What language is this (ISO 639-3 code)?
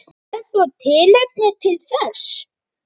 isl